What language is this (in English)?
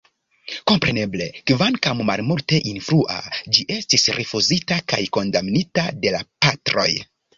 Esperanto